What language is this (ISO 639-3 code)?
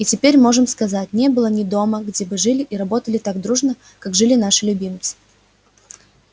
rus